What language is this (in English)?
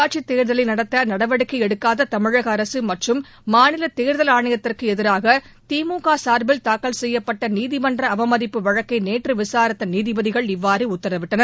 Tamil